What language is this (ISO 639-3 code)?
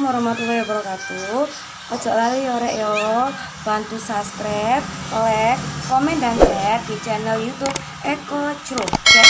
ind